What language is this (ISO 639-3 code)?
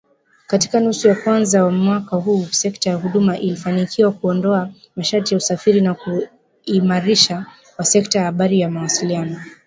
swa